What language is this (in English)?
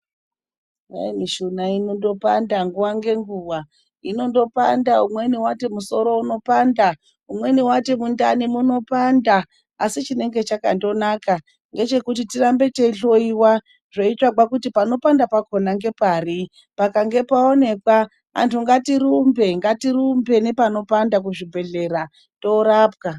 Ndau